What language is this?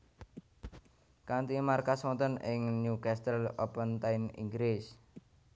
Javanese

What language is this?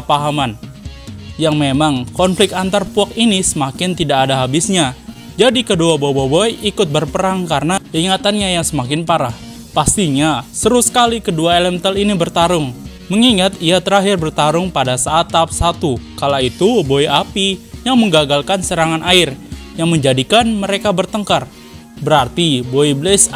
Indonesian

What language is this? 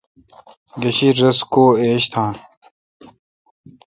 Kalkoti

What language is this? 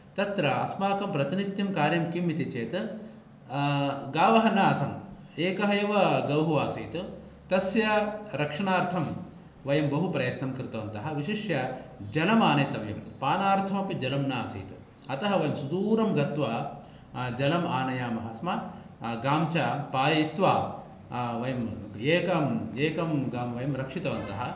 Sanskrit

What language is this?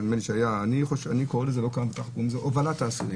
Hebrew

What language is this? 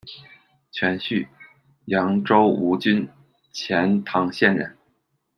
Chinese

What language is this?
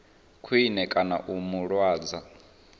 Venda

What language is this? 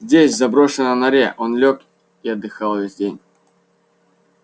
Russian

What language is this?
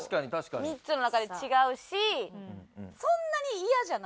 Japanese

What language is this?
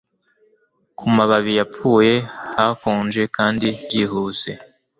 Kinyarwanda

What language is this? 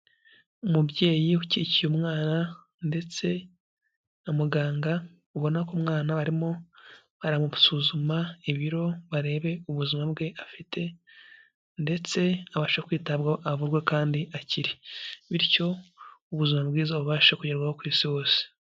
Kinyarwanda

